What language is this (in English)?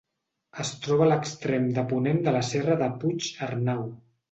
Catalan